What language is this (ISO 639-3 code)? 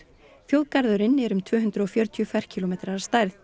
isl